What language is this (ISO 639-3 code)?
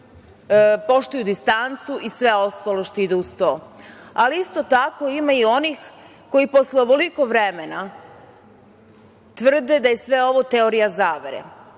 srp